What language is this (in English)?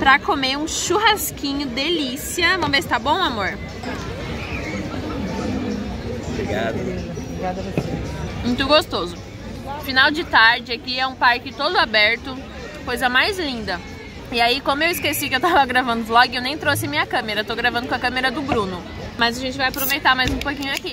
Portuguese